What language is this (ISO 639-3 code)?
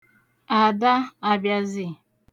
ibo